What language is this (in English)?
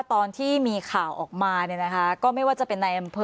Thai